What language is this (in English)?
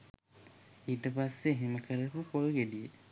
Sinhala